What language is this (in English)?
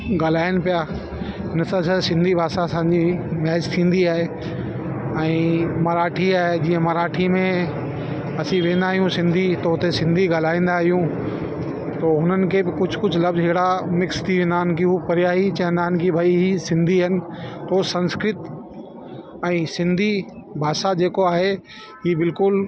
Sindhi